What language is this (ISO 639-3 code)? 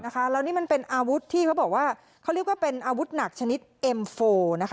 tha